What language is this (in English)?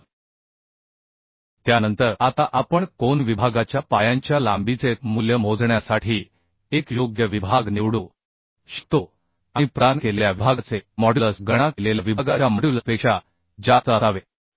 Marathi